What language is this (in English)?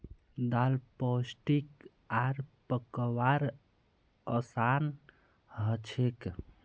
Magahi